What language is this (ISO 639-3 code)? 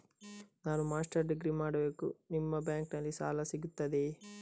kan